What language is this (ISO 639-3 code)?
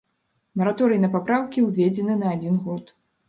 bel